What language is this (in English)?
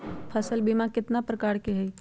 Magahi